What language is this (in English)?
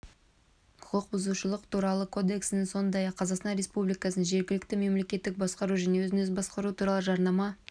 Kazakh